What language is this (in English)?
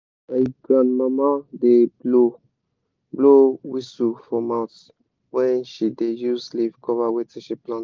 Nigerian Pidgin